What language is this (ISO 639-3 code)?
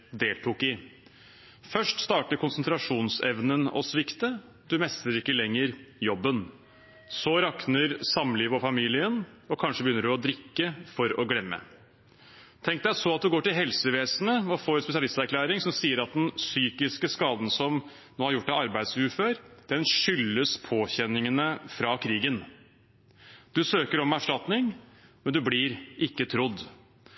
nob